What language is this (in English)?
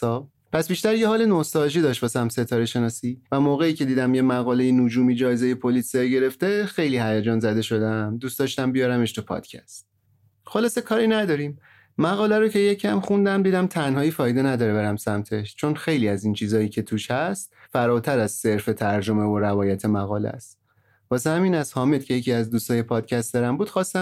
Persian